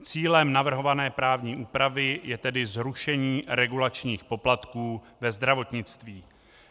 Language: Czech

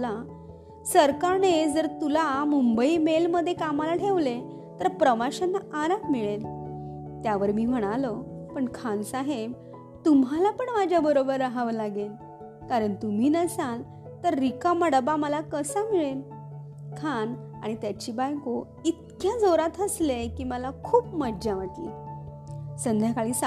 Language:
Marathi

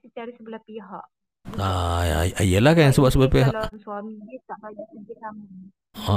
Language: Malay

